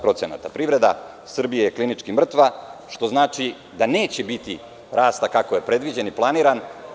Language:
Serbian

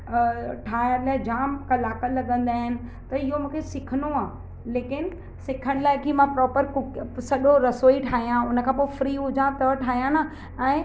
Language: Sindhi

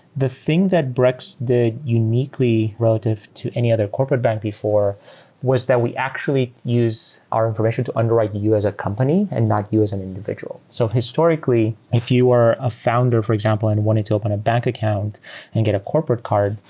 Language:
English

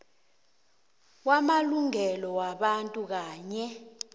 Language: South Ndebele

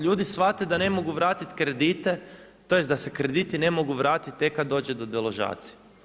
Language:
Croatian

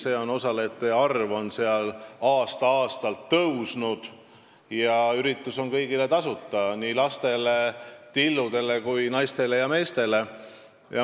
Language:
Estonian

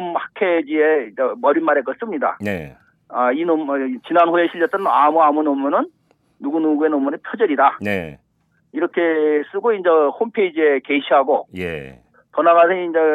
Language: Korean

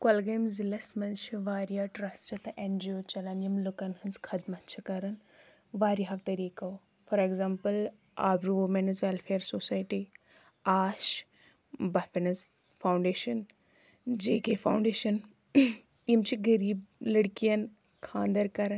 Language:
Kashmiri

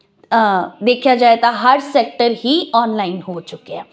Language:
Punjabi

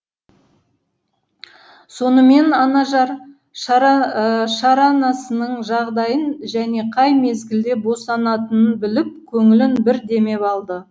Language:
Kazakh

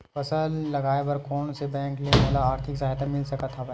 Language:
Chhattisgarhi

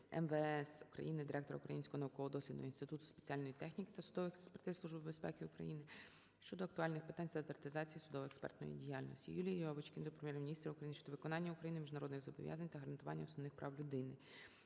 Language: Ukrainian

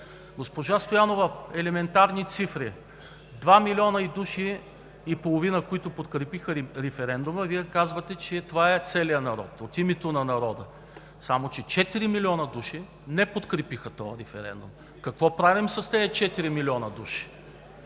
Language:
Bulgarian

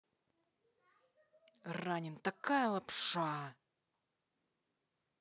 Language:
Russian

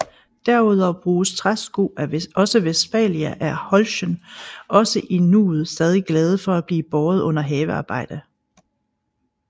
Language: Danish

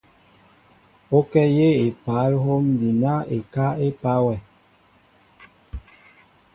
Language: Mbo (Cameroon)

